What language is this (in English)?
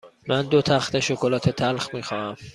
Persian